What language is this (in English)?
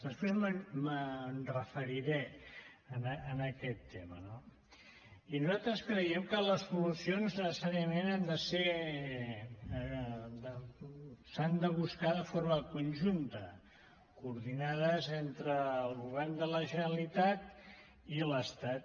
Catalan